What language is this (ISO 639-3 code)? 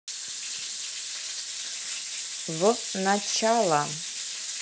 rus